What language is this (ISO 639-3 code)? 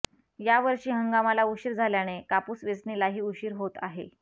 mar